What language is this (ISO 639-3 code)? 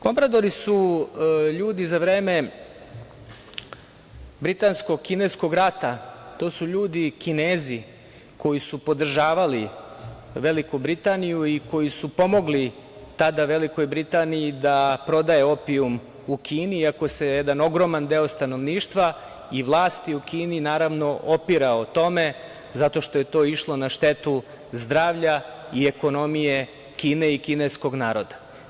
srp